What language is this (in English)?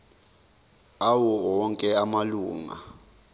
Zulu